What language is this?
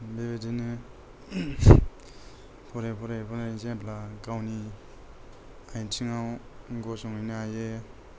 Bodo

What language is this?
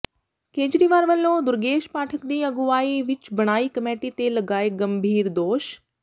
Punjabi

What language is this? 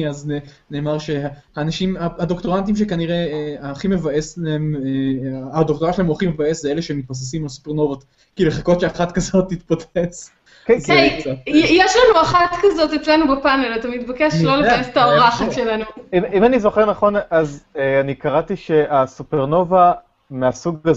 Hebrew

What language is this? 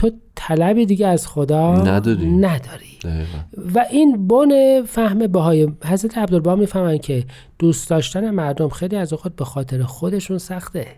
Persian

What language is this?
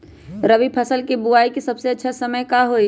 Magahi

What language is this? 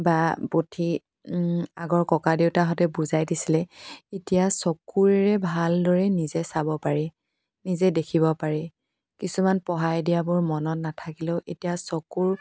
Assamese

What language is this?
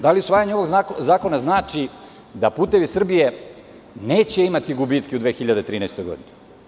Serbian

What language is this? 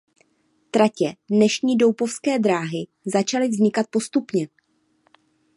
Czech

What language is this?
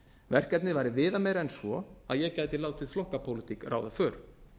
Icelandic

